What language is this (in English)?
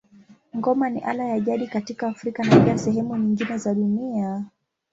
Swahili